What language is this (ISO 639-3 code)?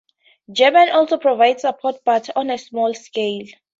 eng